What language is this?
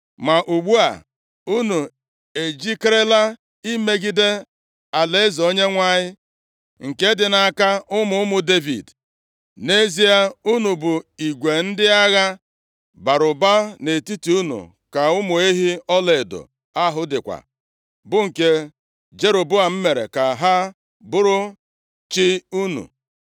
Igbo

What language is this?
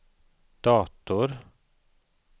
Swedish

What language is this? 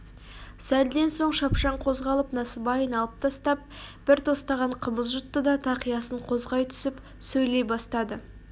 Kazakh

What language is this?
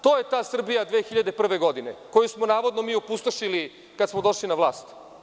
Serbian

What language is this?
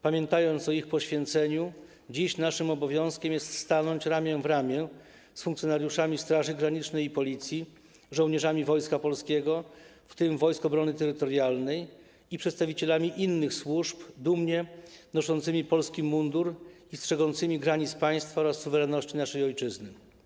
Polish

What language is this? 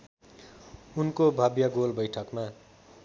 Nepali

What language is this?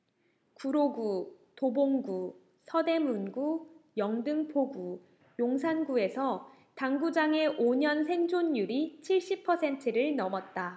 Korean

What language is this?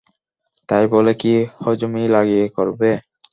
Bangla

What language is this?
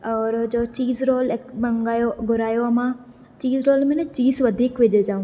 Sindhi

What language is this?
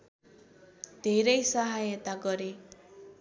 Nepali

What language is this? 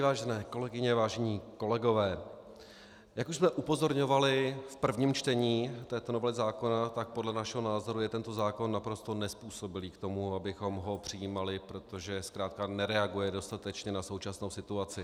Czech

